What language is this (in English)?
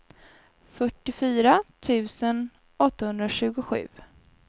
Swedish